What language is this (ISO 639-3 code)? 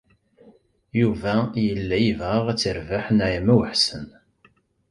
kab